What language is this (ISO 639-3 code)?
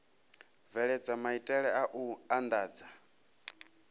ven